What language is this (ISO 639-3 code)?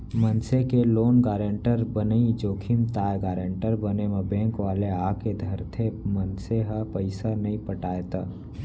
hne